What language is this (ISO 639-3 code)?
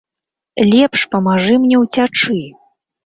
bel